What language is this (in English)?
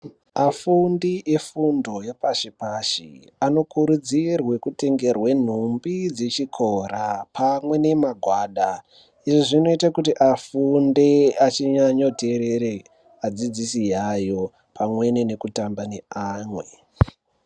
Ndau